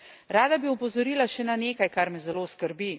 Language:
Slovenian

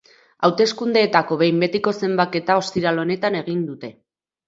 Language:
Basque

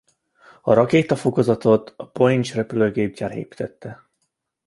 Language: Hungarian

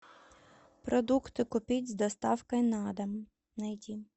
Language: Russian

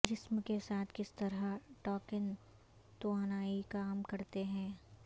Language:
Urdu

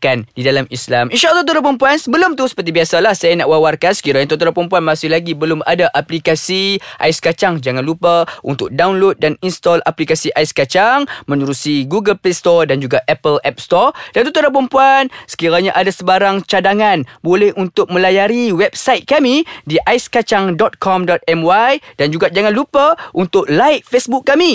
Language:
Malay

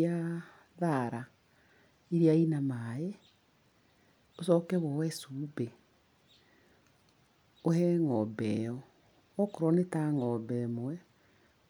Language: Kikuyu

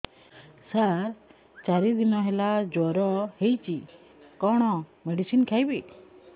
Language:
Odia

